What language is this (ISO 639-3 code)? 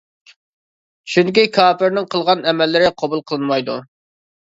uig